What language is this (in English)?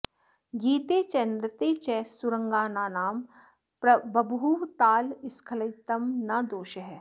Sanskrit